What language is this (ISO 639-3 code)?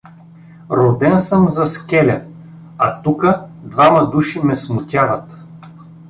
bul